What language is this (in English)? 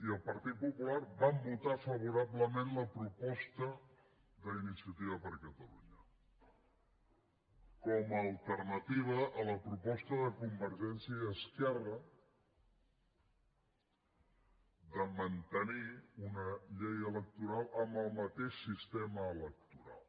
Catalan